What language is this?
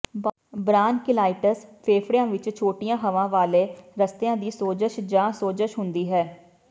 Punjabi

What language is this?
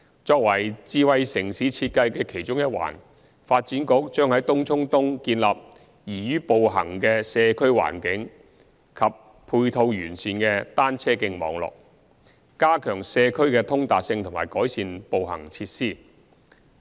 Cantonese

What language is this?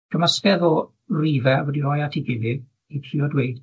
Welsh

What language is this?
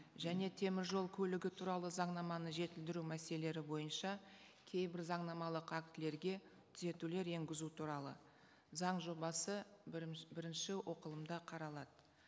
Kazakh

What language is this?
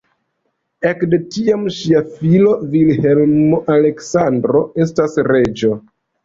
Esperanto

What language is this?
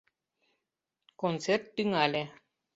Mari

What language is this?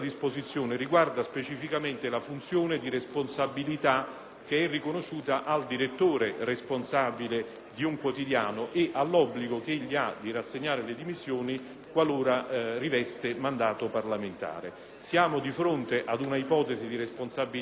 Italian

